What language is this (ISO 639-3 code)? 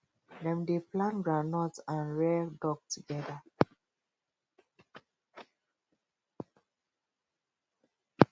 pcm